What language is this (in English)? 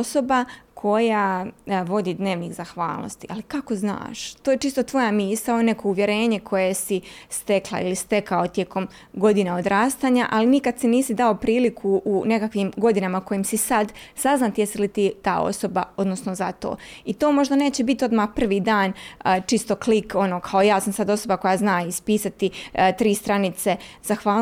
Croatian